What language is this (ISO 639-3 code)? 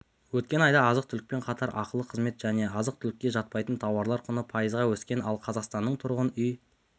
kaz